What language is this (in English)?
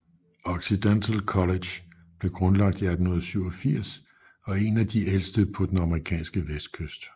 Danish